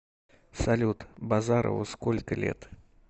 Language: Russian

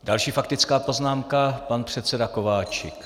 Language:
Czech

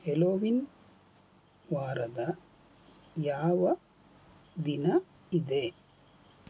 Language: Kannada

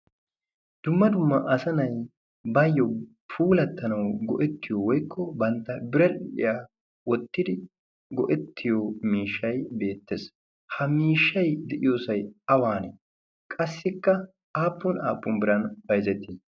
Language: Wolaytta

